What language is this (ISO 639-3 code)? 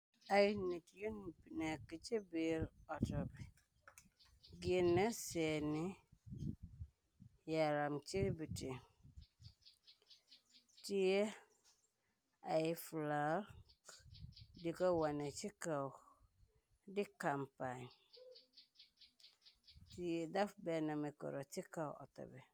wol